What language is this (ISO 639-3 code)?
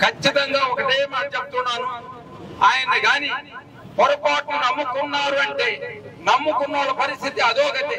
tel